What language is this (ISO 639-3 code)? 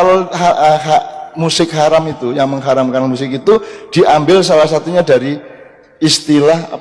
ind